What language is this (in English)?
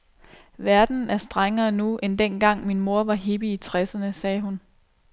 Danish